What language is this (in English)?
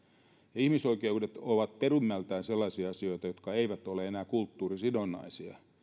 Finnish